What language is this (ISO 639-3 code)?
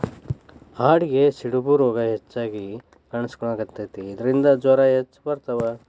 kan